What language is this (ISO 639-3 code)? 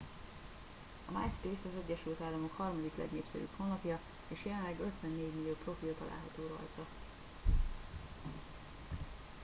hun